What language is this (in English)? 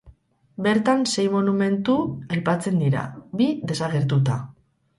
Basque